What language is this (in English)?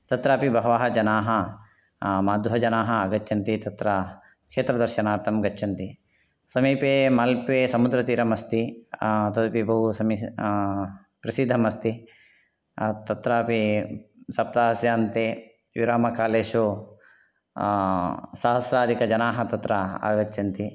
Sanskrit